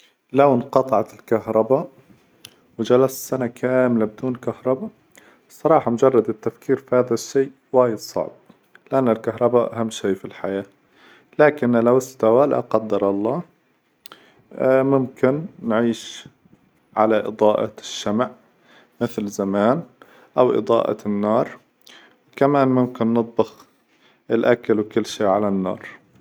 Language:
Hijazi Arabic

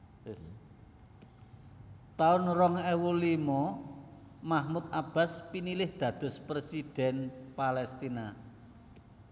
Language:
Javanese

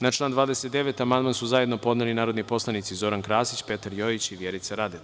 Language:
Serbian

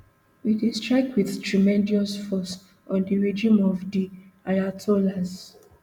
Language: Nigerian Pidgin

